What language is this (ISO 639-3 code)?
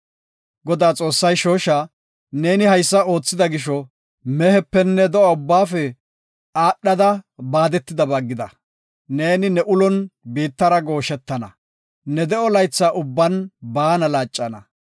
gof